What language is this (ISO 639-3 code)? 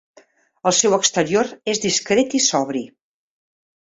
cat